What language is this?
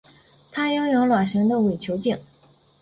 Chinese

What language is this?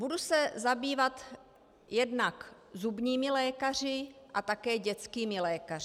Czech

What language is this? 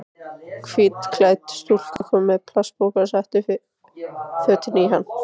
Icelandic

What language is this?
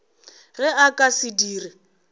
Northern Sotho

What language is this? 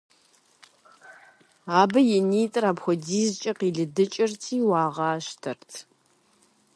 Kabardian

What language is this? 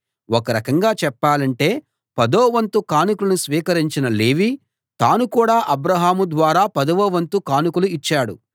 Telugu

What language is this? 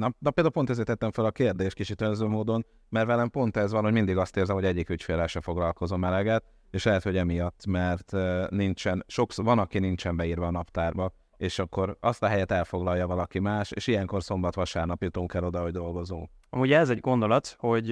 Hungarian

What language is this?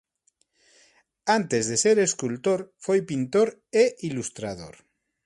Galician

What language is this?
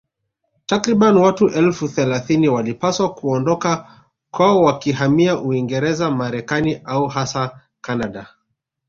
Swahili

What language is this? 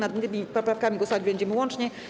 Polish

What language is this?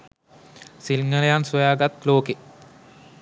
Sinhala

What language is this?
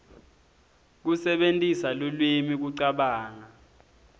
Swati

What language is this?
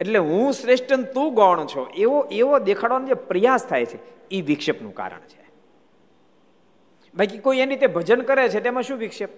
Gujarati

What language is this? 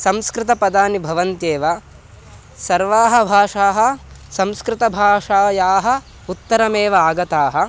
Sanskrit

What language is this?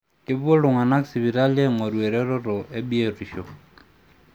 Masai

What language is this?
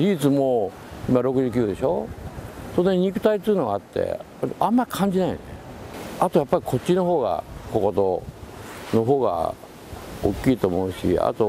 Japanese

